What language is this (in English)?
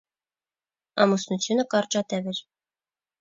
Armenian